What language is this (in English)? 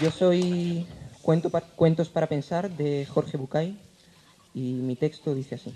Spanish